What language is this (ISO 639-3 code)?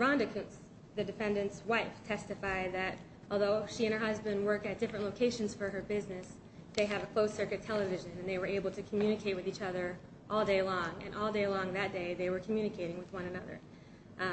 eng